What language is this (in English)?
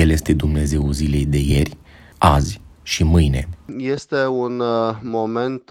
Romanian